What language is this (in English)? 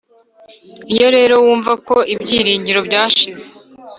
Kinyarwanda